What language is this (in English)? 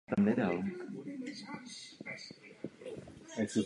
Czech